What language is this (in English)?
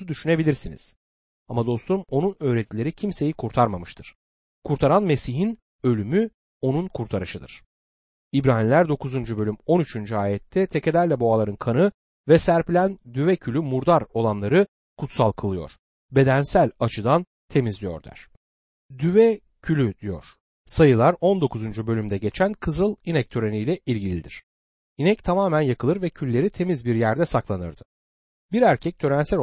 Turkish